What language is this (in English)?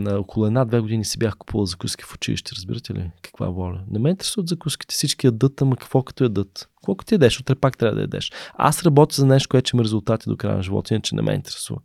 Bulgarian